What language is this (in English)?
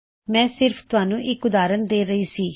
Punjabi